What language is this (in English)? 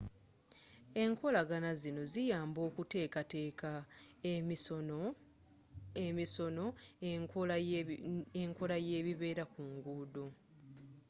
Ganda